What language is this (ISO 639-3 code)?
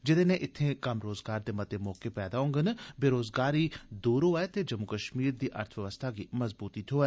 doi